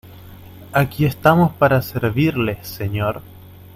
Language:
Spanish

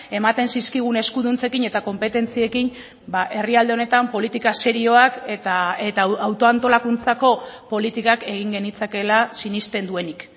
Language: Basque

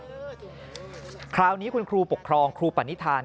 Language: Thai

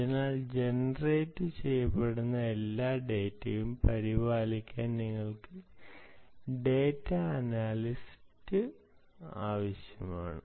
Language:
Malayalam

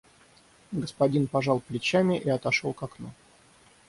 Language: Russian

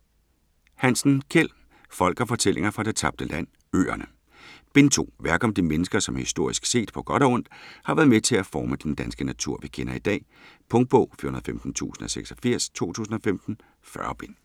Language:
Danish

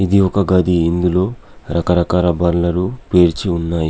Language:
Telugu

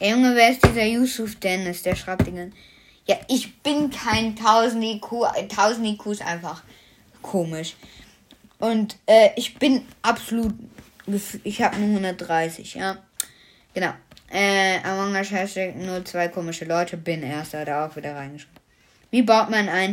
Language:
German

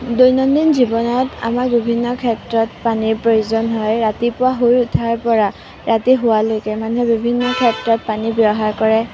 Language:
Assamese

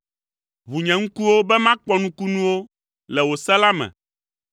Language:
Ewe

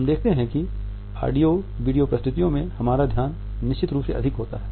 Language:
Hindi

